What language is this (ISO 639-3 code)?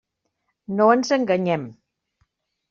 cat